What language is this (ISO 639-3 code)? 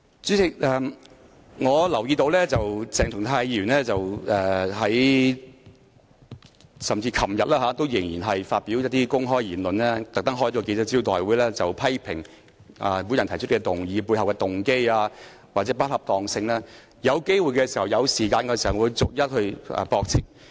yue